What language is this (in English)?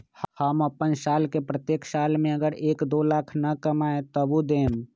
Magahi